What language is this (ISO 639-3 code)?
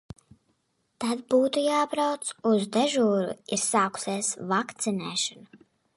lav